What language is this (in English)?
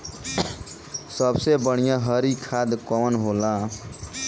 Bhojpuri